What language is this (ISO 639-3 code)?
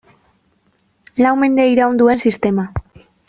eus